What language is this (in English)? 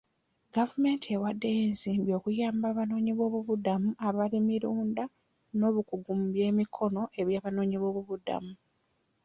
Ganda